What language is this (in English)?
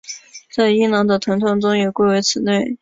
Chinese